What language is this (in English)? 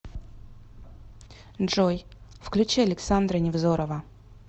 Russian